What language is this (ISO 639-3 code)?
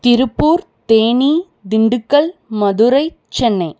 tam